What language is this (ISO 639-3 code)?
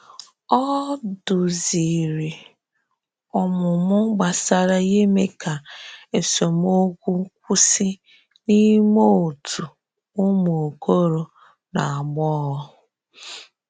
ibo